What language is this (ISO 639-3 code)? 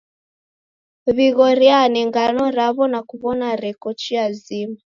dav